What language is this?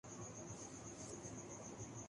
Urdu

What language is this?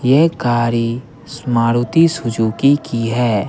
Hindi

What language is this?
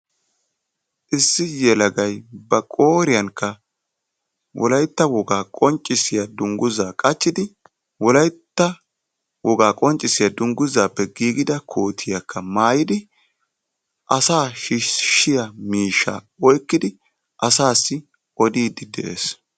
Wolaytta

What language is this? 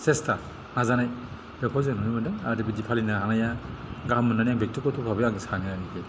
Bodo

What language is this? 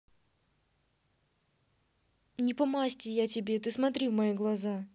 Russian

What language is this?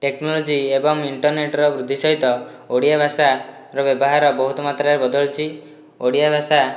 Odia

